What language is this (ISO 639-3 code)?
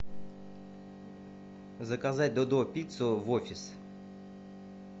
rus